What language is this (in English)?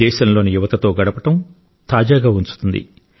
Telugu